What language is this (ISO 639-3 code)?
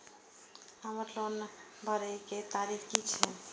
mai